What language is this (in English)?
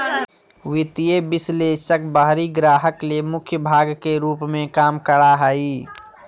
Magahi